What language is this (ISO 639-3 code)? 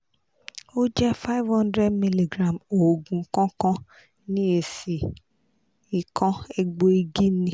yor